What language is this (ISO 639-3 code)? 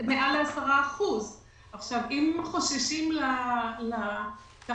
heb